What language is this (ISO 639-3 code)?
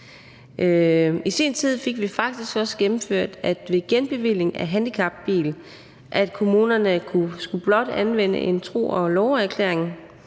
dan